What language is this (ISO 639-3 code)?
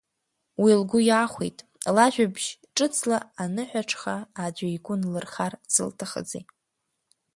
abk